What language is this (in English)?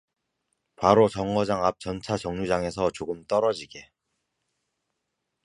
Korean